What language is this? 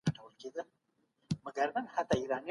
Pashto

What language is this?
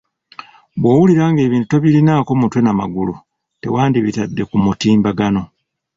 Ganda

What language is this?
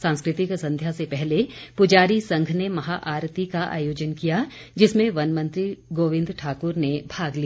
Hindi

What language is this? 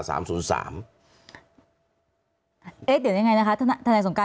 Thai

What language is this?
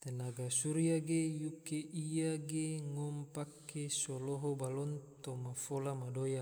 Tidore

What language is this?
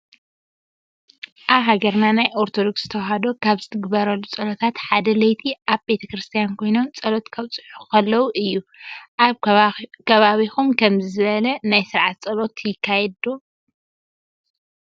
Tigrinya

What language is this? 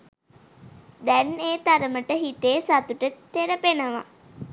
Sinhala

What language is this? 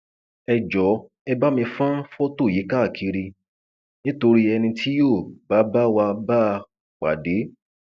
Yoruba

